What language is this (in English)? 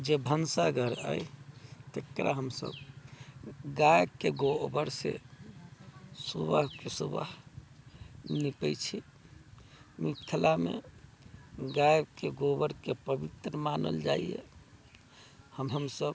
Maithili